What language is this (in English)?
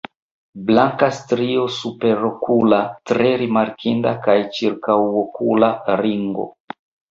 Esperanto